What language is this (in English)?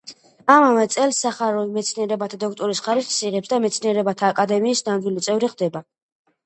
Georgian